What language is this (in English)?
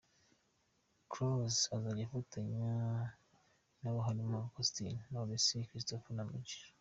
Kinyarwanda